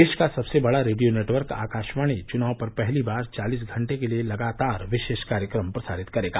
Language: Hindi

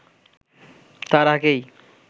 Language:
Bangla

